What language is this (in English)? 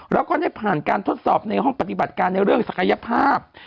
Thai